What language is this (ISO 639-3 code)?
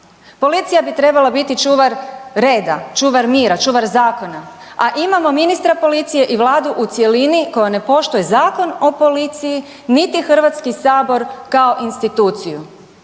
hrv